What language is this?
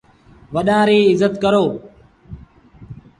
Sindhi Bhil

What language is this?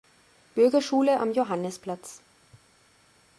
German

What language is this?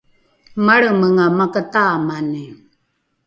Rukai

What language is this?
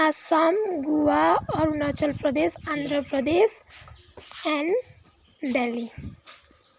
Nepali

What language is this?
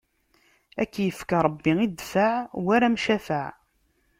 Kabyle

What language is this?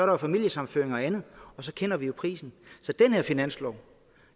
Danish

